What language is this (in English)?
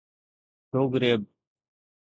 Sindhi